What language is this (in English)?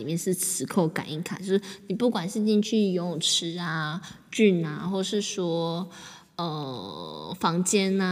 Chinese